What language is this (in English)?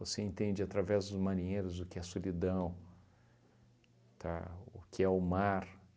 Portuguese